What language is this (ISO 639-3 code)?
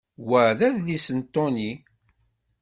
kab